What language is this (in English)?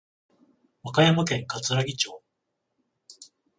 Japanese